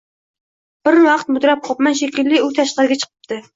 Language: Uzbek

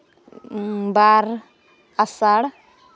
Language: Santali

